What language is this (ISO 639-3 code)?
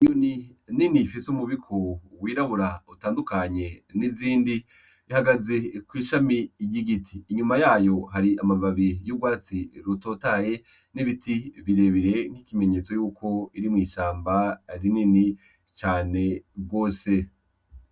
run